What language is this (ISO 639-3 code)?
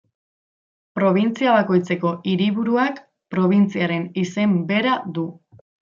eus